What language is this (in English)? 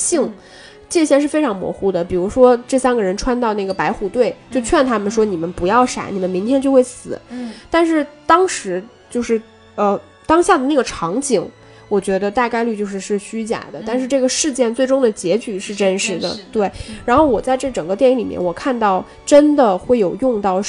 Chinese